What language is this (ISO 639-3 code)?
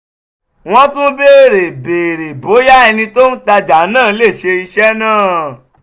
yor